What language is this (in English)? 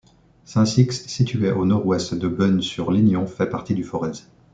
French